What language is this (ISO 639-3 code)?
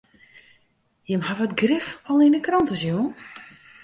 fry